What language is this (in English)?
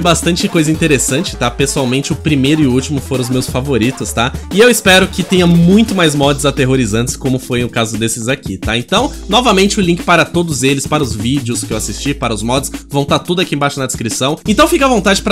Portuguese